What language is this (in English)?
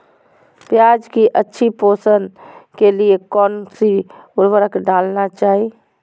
Magahi